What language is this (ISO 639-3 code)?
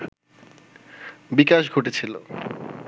ben